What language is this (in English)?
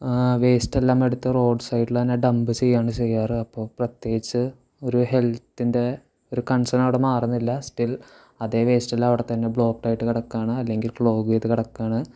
Malayalam